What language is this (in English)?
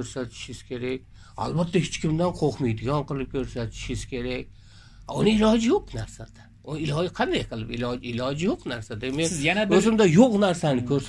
Turkish